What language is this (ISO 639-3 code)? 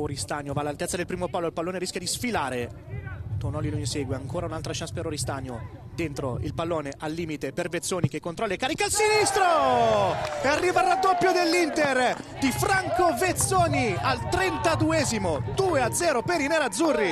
ita